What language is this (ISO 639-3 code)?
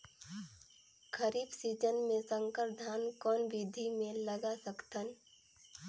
hne